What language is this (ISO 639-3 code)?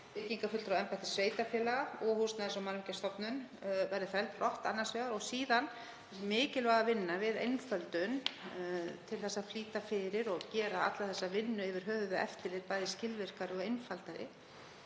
isl